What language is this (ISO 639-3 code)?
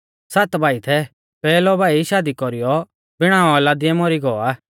bfz